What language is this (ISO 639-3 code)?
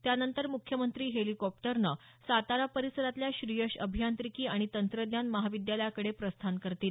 mar